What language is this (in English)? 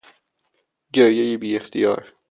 Persian